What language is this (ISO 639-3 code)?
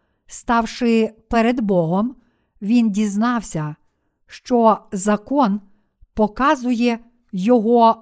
ukr